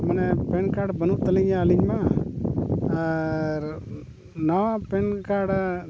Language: Santali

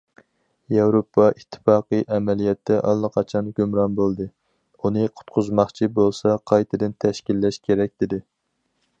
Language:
Uyghur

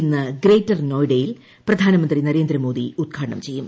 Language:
Malayalam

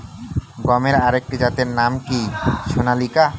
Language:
Bangla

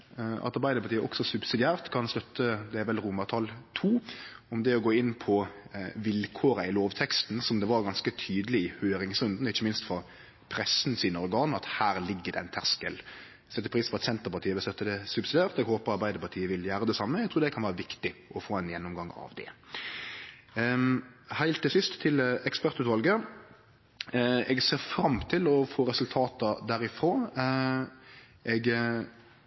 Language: Norwegian Nynorsk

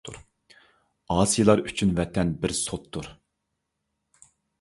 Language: Uyghur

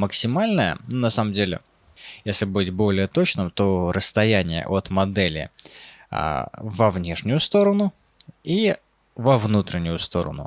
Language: Russian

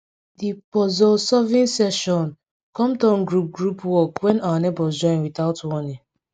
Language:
Nigerian Pidgin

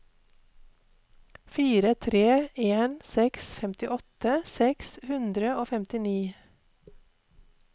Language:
Norwegian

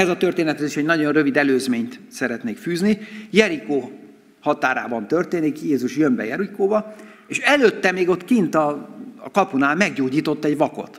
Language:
Hungarian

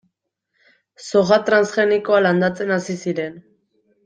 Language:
Basque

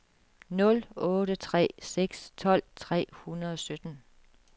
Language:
Danish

